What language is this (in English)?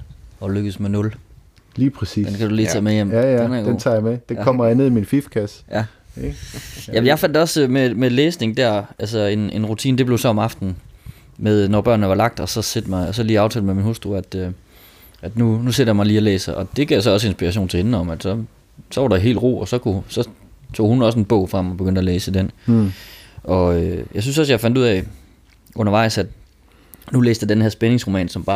Danish